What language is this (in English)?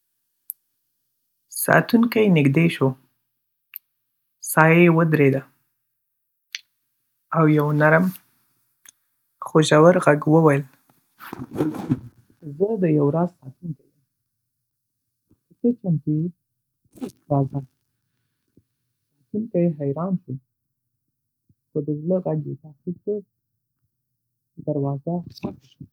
Pashto